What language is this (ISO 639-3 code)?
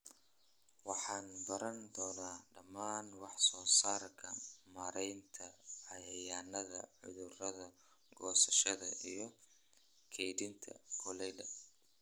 som